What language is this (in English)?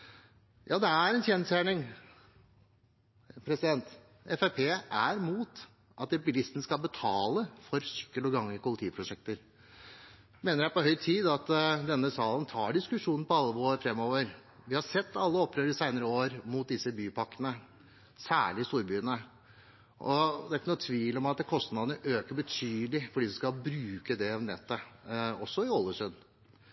Norwegian Bokmål